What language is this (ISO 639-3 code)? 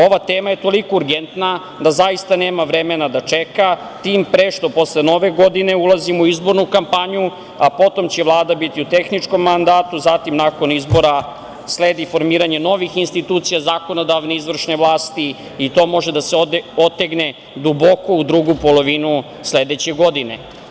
srp